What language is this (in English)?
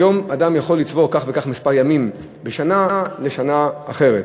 Hebrew